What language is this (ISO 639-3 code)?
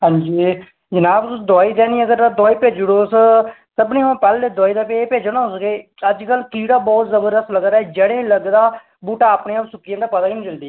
doi